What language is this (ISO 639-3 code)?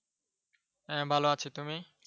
ben